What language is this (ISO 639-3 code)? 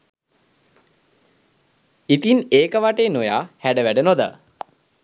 sin